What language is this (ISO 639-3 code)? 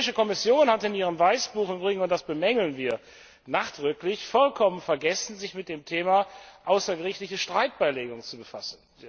deu